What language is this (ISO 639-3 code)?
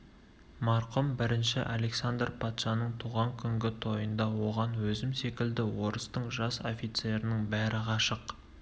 kaz